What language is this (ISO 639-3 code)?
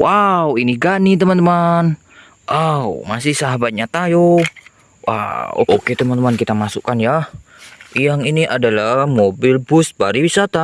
ind